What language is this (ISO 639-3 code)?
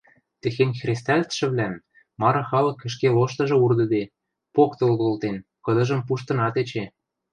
mrj